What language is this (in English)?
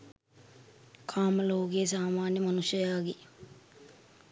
Sinhala